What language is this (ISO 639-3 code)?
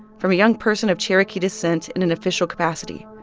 eng